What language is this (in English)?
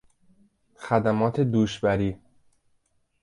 Persian